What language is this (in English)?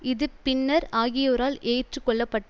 Tamil